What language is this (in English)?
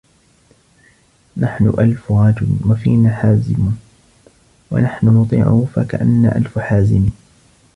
Arabic